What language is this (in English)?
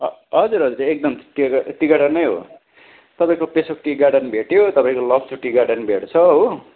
Nepali